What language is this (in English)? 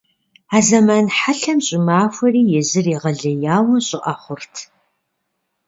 Kabardian